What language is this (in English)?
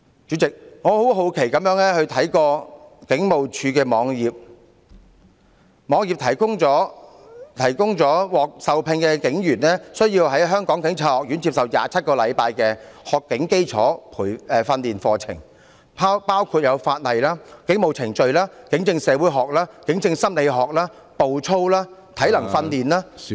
Cantonese